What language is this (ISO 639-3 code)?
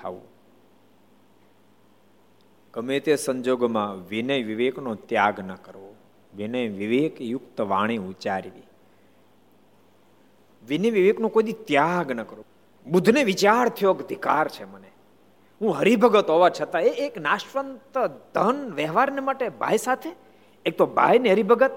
guj